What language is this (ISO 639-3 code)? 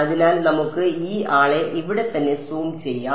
mal